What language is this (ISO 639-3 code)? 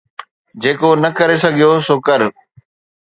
snd